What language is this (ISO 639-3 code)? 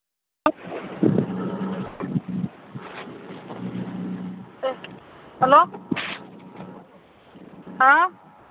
mni